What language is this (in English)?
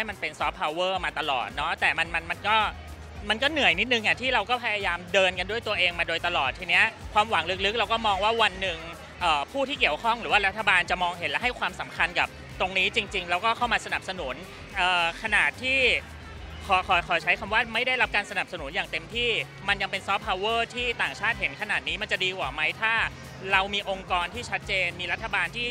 Thai